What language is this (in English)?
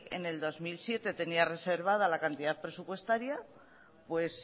Spanish